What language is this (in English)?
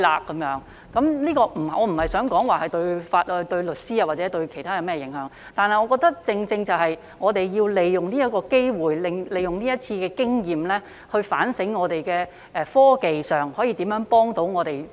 Cantonese